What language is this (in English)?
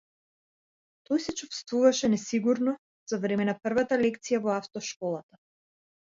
Macedonian